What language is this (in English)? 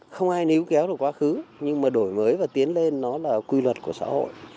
Vietnamese